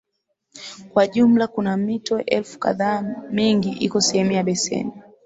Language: Swahili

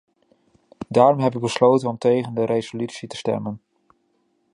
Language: Dutch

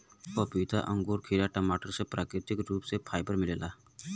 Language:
Bhojpuri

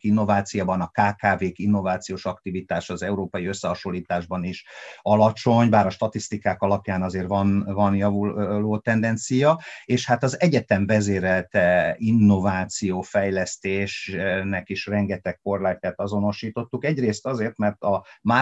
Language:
Hungarian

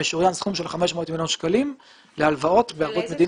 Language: Hebrew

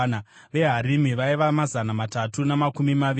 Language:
Shona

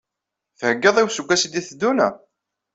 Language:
Kabyle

